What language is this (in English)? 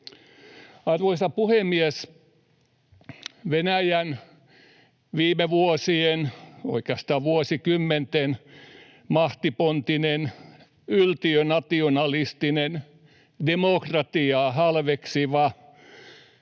Finnish